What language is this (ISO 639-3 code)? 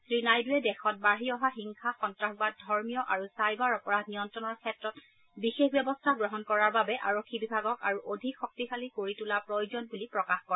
asm